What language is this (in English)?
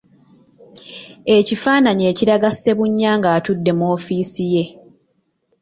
Ganda